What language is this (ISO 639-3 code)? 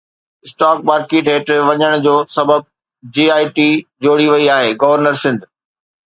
snd